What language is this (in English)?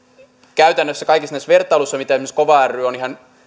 Finnish